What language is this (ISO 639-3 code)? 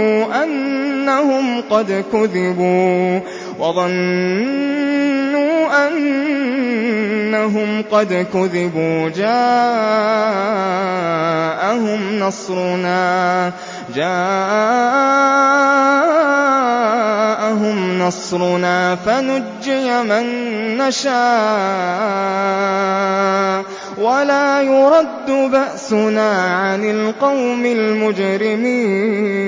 ara